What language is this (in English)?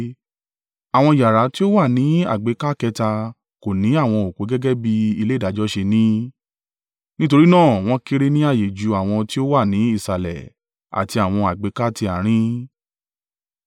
Yoruba